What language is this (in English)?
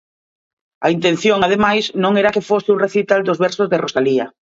Galician